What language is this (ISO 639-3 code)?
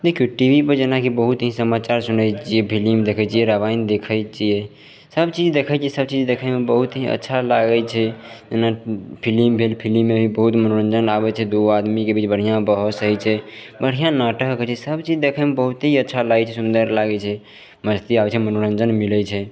mai